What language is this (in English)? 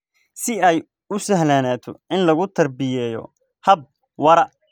Somali